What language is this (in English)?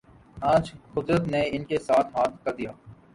Urdu